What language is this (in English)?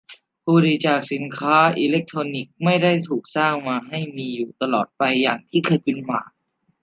Thai